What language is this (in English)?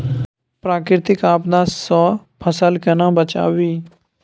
Maithili